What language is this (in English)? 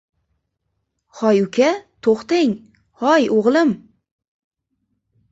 Uzbek